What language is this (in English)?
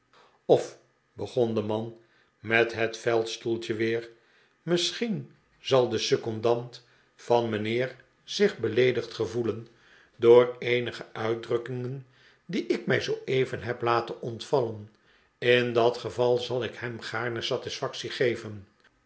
Dutch